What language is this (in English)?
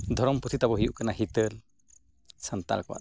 Santali